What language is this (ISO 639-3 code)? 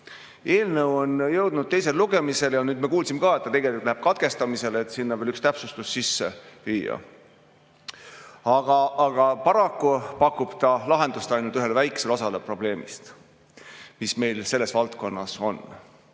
est